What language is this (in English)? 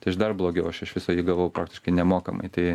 Lithuanian